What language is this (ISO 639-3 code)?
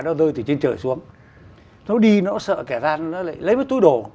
vie